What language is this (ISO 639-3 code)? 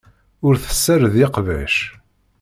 kab